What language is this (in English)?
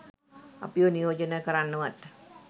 Sinhala